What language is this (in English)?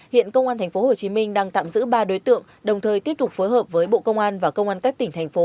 Vietnamese